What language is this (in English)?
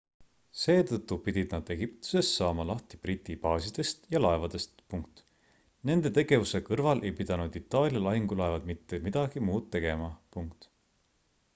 Estonian